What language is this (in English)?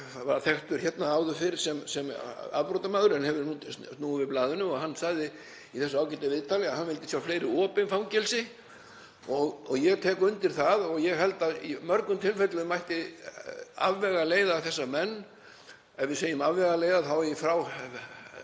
Icelandic